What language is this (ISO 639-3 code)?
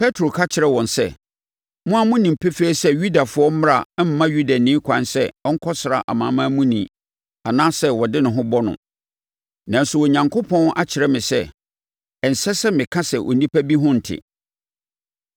aka